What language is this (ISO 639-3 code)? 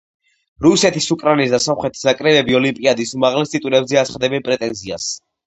kat